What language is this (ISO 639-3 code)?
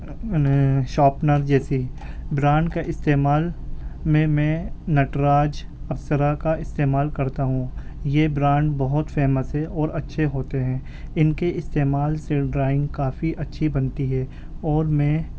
urd